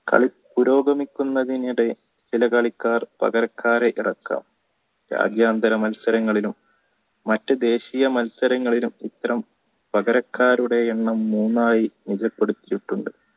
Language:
Malayalam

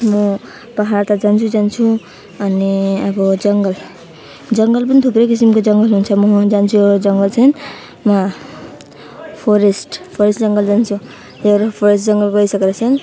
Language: Nepali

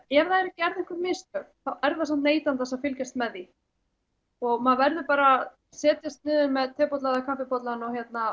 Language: Icelandic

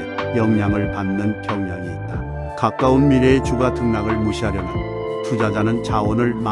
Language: Korean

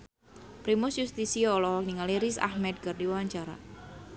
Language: Sundanese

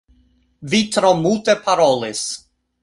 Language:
Esperanto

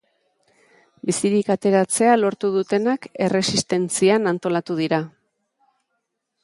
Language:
Basque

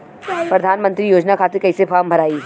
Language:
Bhojpuri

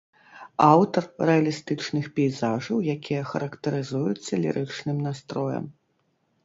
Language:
Belarusian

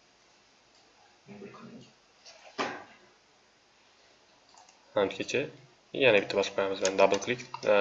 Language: Turkish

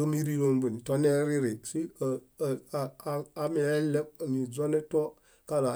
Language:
Bayot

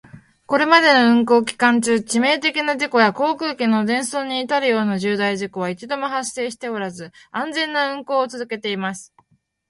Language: Japanese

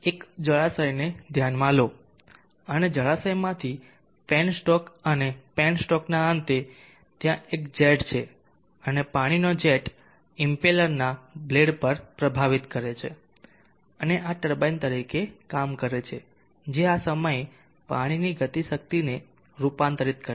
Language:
Gujarati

